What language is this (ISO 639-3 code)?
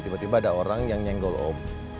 ind